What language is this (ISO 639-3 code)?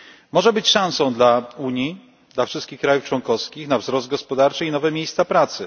pol